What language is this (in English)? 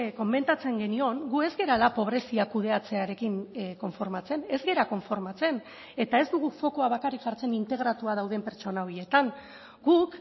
Basque